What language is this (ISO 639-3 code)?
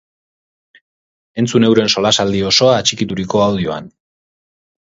eus